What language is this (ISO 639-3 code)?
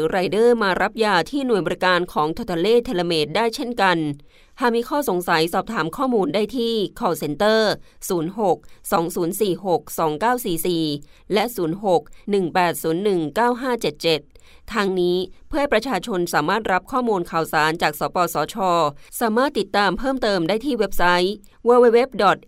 tha